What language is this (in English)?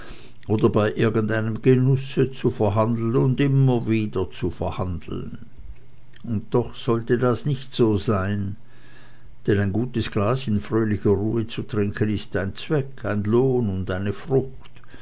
German